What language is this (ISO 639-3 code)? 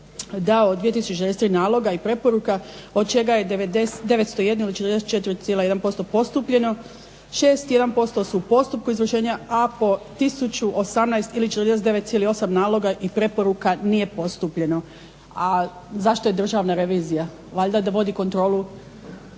hrv